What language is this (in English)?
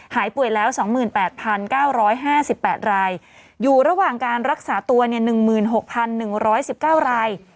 Thai